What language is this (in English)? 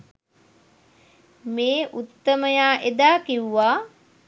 Sinhala